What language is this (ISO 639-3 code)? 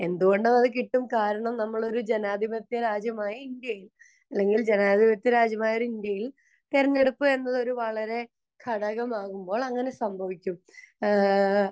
mal